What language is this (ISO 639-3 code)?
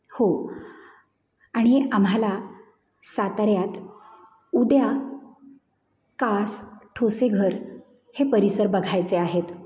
mar